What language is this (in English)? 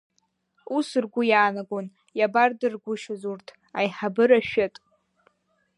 Abkhazian